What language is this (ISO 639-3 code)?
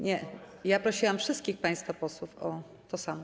pol